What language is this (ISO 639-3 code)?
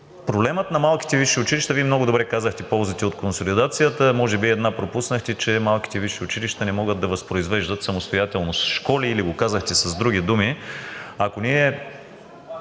bul